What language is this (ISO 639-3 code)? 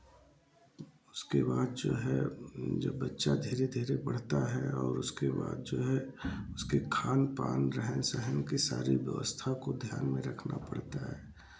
hin